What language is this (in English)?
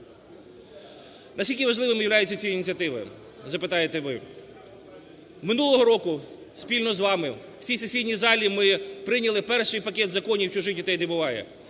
Ukrainian